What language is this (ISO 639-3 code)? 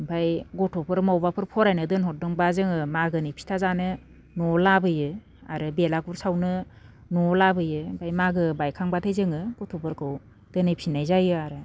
brx